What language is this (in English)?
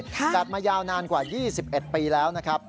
Thai